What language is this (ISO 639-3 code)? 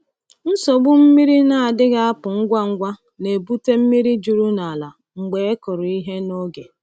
ibo